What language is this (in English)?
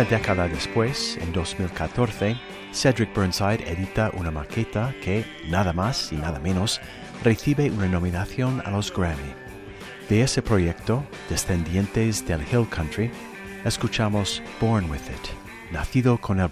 Spanish